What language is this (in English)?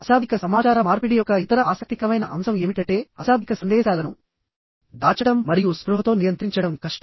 Telugu